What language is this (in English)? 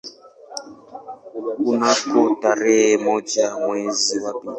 Swahili